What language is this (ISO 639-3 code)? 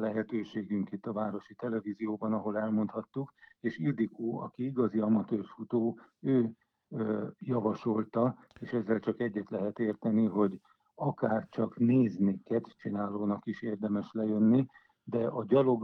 hun